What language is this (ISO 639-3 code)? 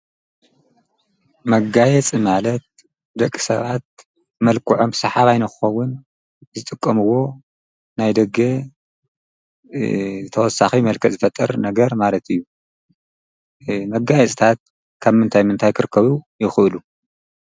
tir